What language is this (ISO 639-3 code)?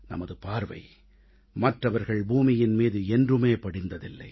tam